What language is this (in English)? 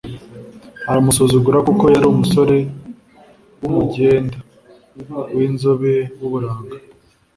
Kinyarwanda